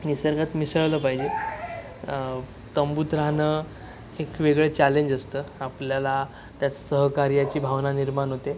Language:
Marathi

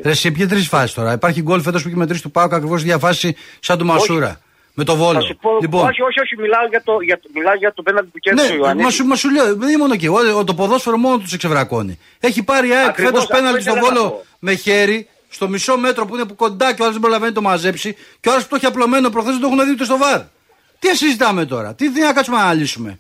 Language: Greek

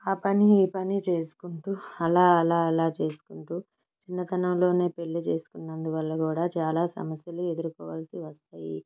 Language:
Telugu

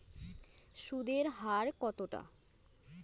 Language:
Bangla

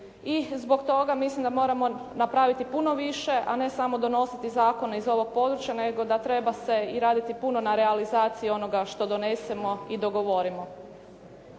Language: Croatian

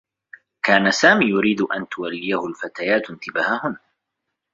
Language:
Arabic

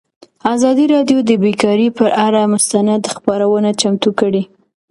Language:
Pashto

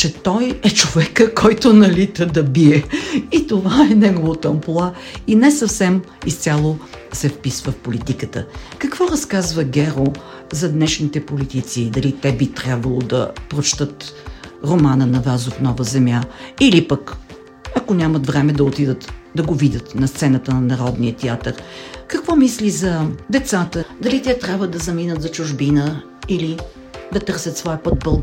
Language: Bulgarian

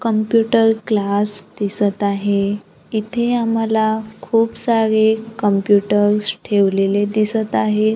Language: Marathi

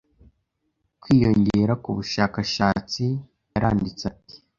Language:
Kinyarwanda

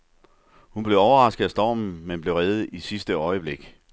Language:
Danish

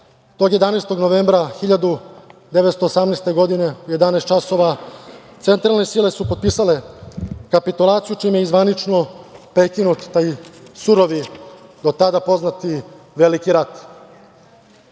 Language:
Serbian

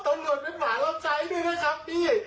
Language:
Thai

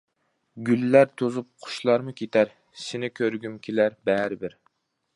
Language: Uyghur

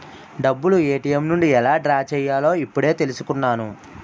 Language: Telugu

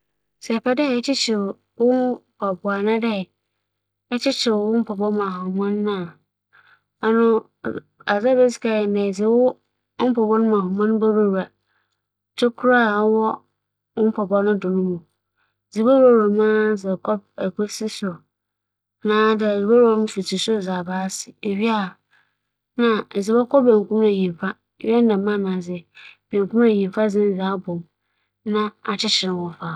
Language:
Akan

